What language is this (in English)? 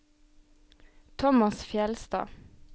Norwegian